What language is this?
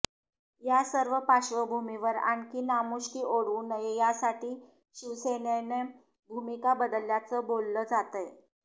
Marathi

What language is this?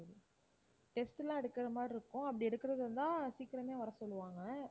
Tamil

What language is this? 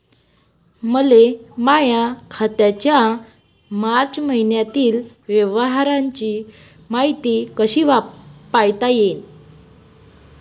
Marathi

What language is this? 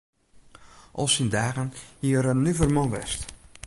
Western Frisian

